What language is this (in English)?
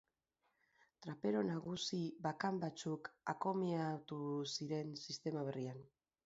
Basque